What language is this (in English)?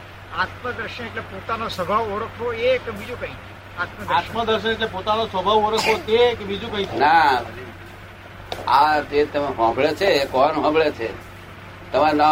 Gujarati